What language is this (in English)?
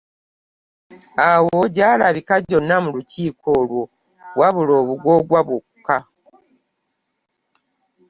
Ganda